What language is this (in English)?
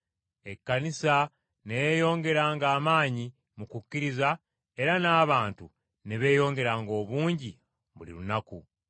Ganda